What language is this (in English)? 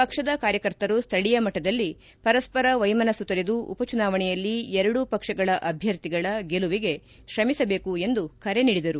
Kannada